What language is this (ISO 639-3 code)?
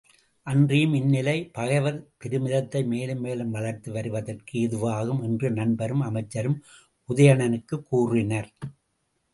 tam